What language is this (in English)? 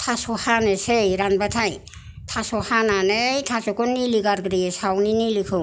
Bodo